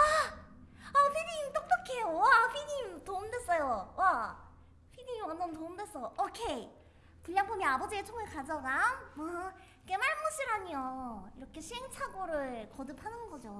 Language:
Korean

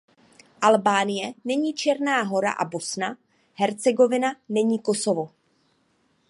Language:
Czech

